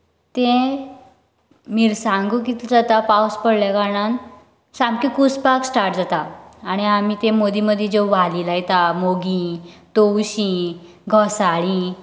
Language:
Konkani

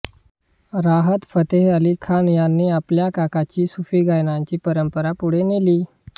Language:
Marathi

